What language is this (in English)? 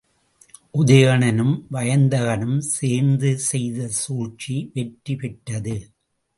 Tamil